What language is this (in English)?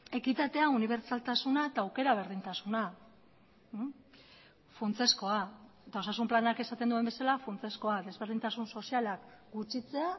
Basque